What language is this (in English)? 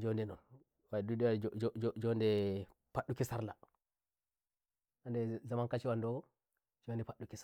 Nigerian Fulfulde